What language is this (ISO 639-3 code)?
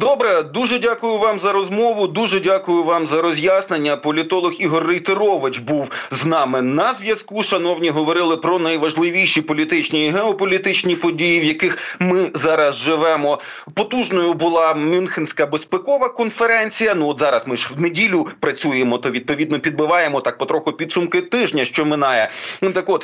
ukr